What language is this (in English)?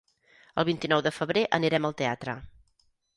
Catalan